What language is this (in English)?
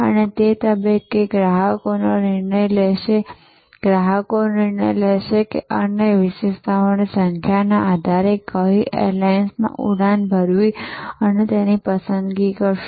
Gujarati